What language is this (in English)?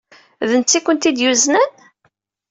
Kabyle